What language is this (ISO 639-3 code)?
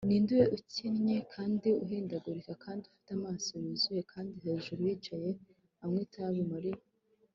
kin